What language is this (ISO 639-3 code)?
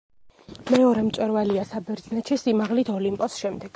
kat